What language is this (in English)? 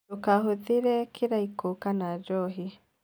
Kikuyu